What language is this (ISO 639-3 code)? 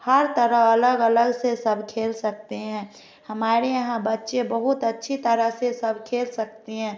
hin